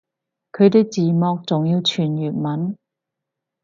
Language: Cantonese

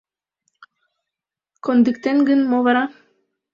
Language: Mari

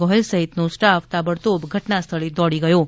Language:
Gujarati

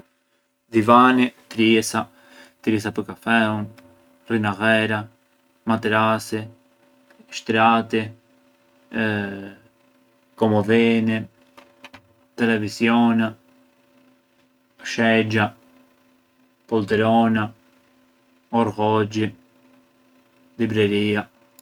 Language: Arbëreshë Albanian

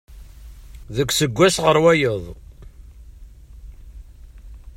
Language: Kabyle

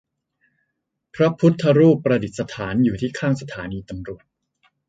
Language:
Thai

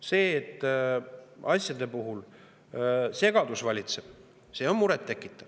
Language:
Estonian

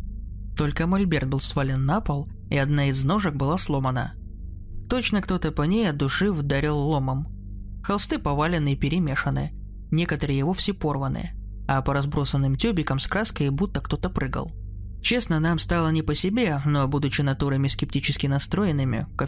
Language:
Russian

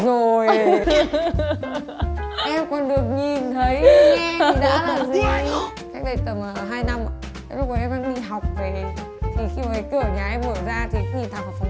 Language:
Vietnamese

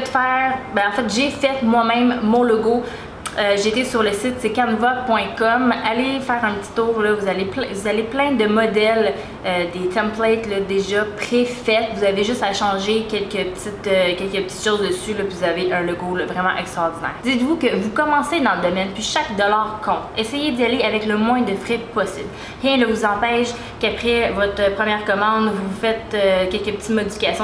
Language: French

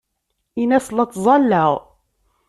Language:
Kabyle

